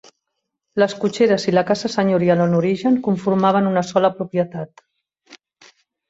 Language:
Catalan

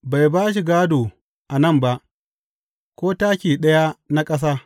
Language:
Hausa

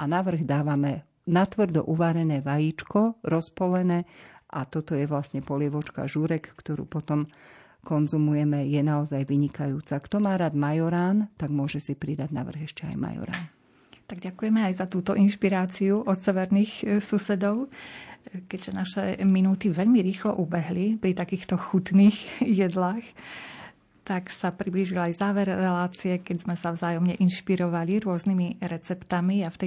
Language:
Slovak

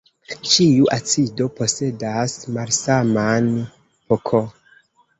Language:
Esperanto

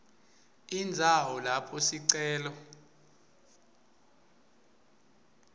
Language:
Swati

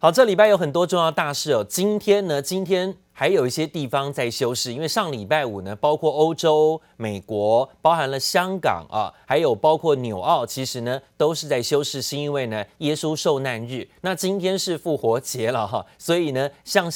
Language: Chinese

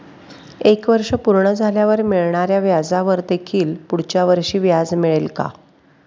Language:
Marathi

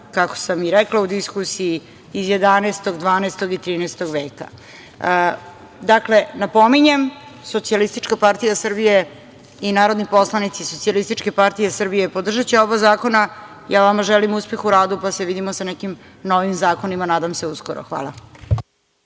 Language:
Serbian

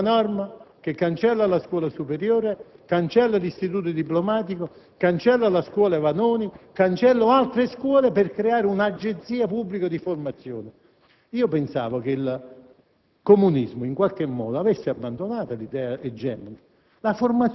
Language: Italian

